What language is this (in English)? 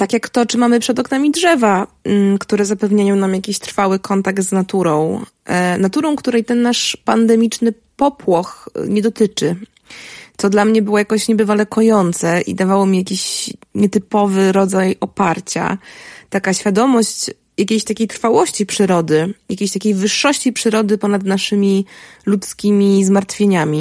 Polish